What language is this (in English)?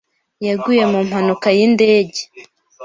Kinyarwanda